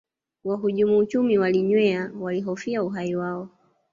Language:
Swahili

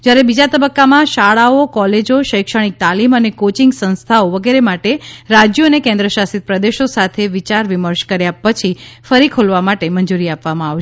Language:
Gujarati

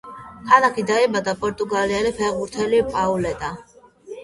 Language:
Georgian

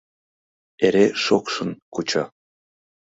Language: Mari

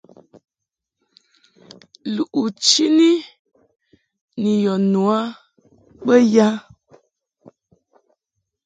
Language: Mungaka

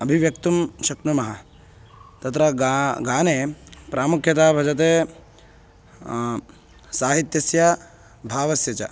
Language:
Sanskrit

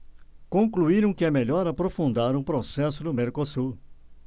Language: Portuguese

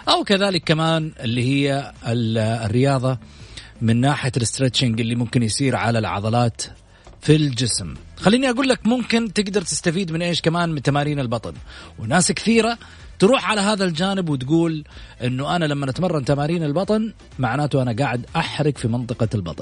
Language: Arabic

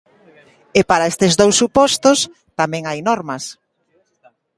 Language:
Galician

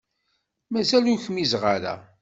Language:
Kabyle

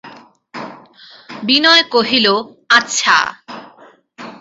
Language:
Bangla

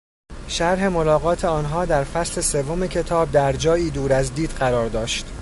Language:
Persian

